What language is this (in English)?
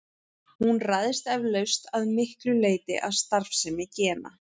Icelandic